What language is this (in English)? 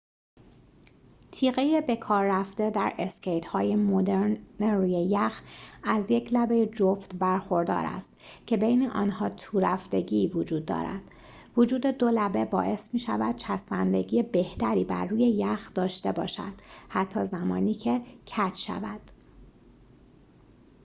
Persian